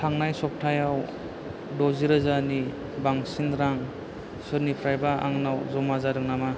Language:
Bodo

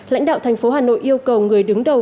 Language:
Vietnamese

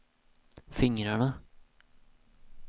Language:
Swedish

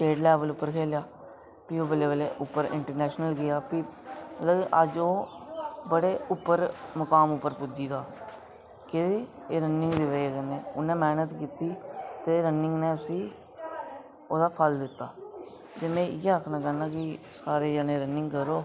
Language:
Dogri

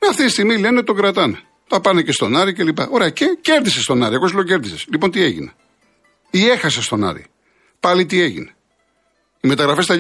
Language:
Greek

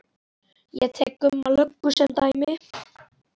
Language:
Icelandic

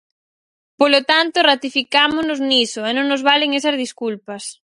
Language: Galician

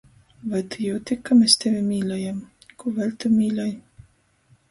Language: Latgalian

